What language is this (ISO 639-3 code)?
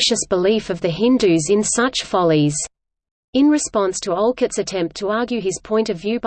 eng